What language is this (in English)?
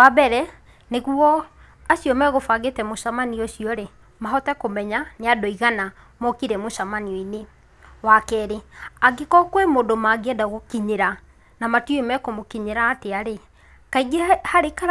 Kikuyu